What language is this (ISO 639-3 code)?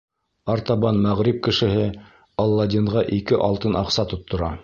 bak